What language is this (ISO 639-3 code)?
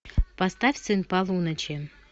rus